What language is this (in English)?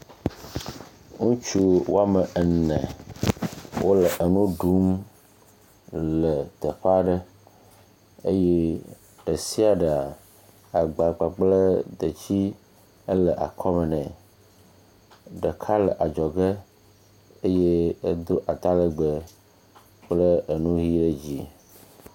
Ewe